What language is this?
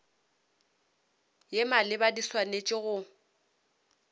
Northern Sotho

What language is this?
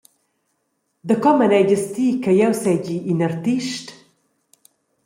Romansh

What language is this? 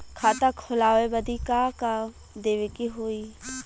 Bhojpuri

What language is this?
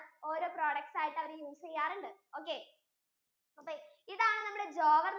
Malayalam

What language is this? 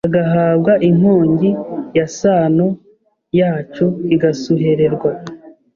Kinyarwanda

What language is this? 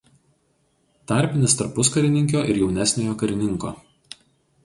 Lithuanian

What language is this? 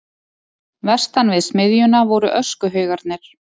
Icelandic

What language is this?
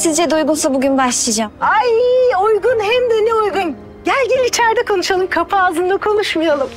Turkish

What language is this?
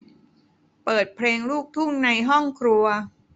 Thai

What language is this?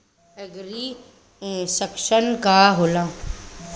Bhojpuri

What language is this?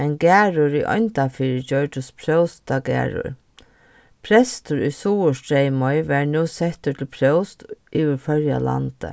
Faroese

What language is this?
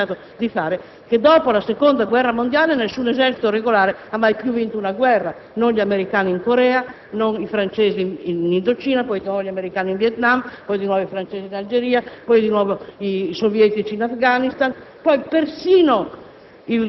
Italian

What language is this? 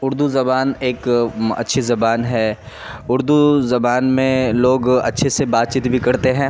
Urdu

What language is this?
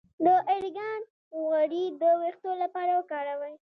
Pashto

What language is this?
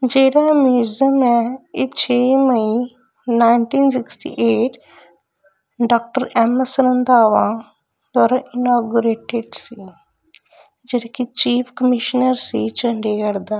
Punjabi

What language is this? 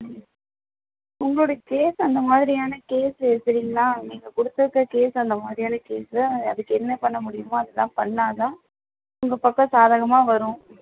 Tamil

